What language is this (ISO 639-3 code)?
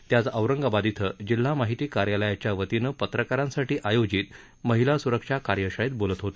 mar